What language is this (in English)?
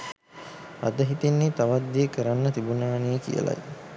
Sinhala